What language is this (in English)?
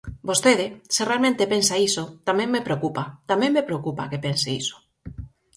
Galician